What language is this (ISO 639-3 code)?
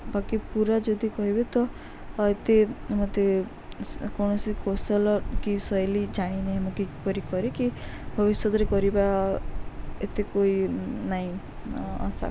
ori